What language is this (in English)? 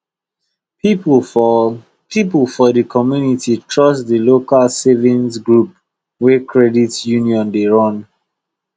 Nigerian Pidgin